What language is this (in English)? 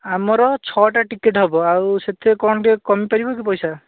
Odia